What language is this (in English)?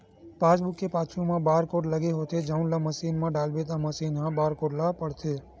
Chhattisgarhi